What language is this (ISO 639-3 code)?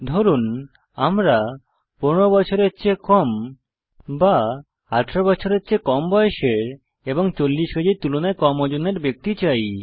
ben